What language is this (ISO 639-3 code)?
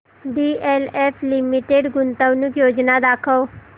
mar